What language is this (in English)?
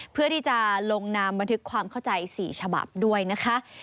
Thai